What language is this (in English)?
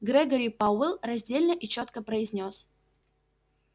Russian